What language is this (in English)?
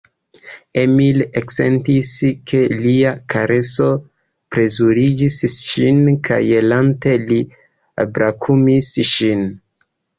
Esperanto